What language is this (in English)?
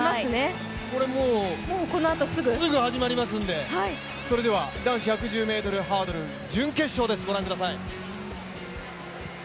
Japanese